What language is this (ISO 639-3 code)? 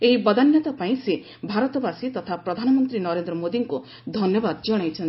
ori